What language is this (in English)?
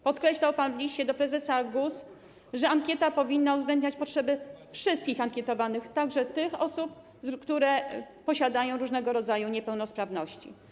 Polish